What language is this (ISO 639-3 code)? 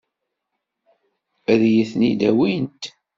kab